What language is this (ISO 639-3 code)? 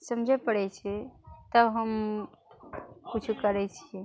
mai